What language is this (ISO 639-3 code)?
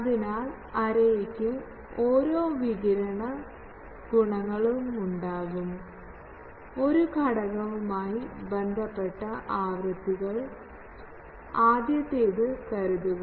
mal